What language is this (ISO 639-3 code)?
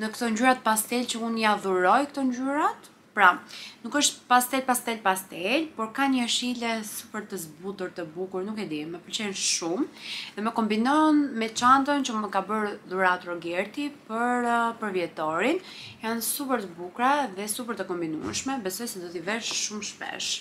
ron